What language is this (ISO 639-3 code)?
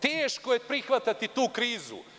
srp